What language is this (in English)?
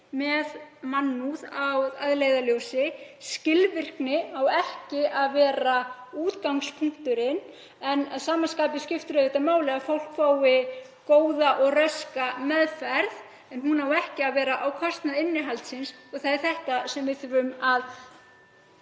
Icelandic